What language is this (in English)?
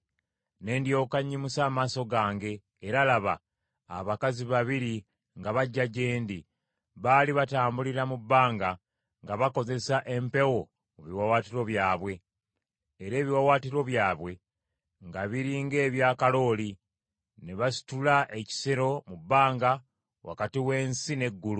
Ganda